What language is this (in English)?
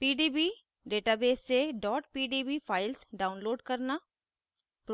Hindi